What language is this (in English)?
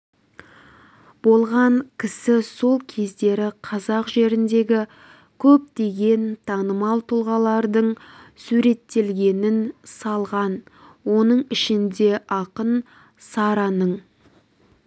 Kazakh